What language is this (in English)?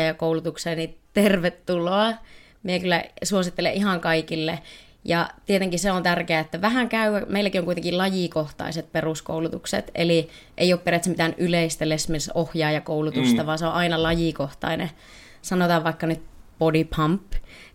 Finnish